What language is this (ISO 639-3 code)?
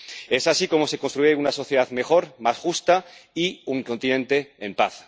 spa